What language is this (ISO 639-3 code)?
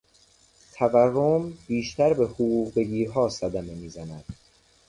fas